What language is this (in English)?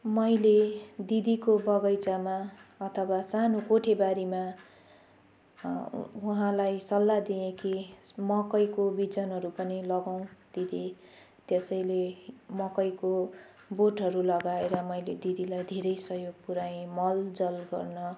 Nepali